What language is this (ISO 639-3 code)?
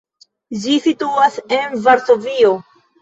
epo